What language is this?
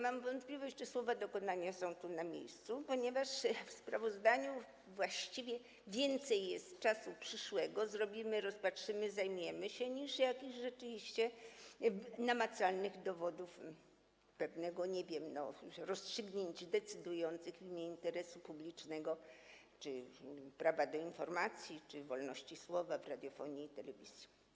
Polish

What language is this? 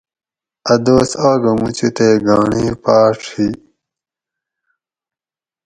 Gawri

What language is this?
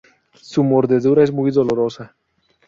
Spanish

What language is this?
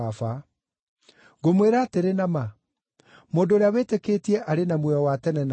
Kikuyu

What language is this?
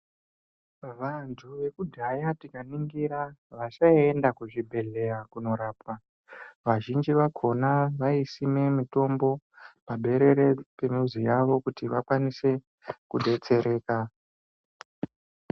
Ndau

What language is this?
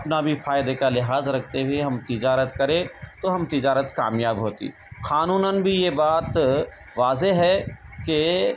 Urdu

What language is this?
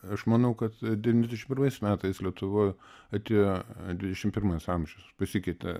Lithuanian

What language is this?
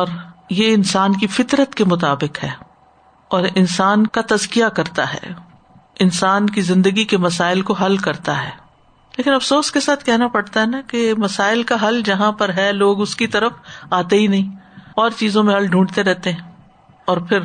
Urdu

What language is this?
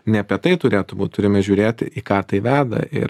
Lithuanian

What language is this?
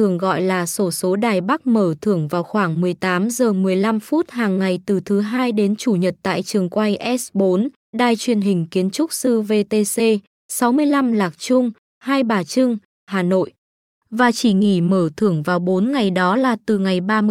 Vietnamese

